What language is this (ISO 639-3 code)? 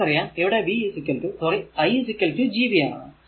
mal